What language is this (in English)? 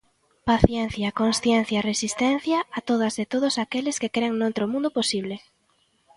Galician